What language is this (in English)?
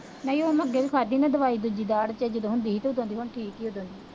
Punjabi